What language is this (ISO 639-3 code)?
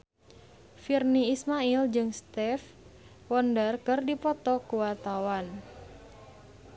sun